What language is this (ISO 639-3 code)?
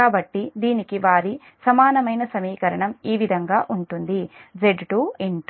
tel